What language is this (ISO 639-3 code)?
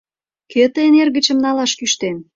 chm